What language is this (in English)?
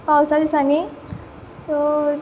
Konkani